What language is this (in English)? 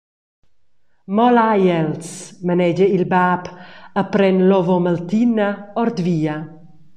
Romansh